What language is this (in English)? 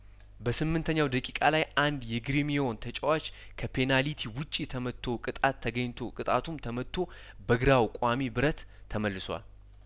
Amharic